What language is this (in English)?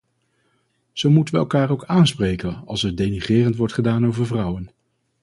Dutch